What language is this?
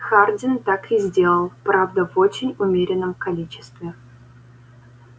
Russian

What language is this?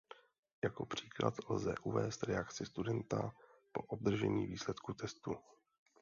Czech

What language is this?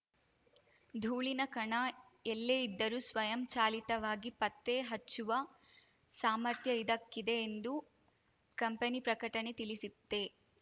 Kannada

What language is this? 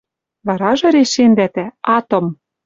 Western Mari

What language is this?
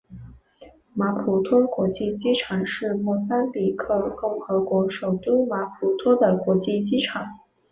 Chinese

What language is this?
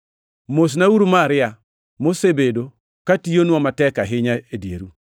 Luo (Kenya and Tanzania)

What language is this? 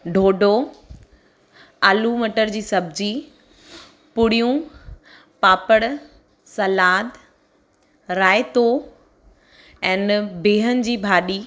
Sindhi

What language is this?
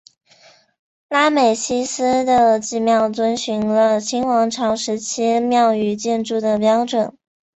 Chinese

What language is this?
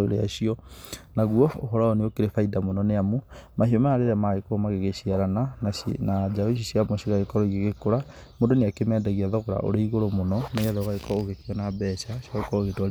Kikuyu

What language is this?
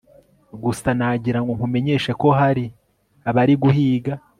Kinyarwanda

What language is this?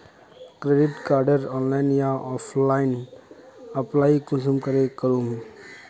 Magahi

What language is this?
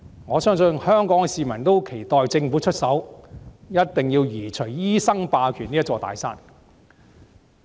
Cantonese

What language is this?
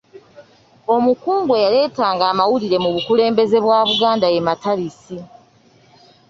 Ganda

